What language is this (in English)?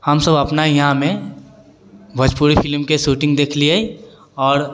Maithili